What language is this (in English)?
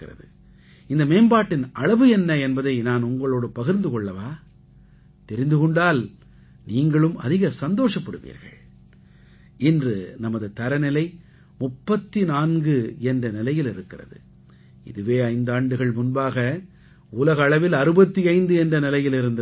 Tamil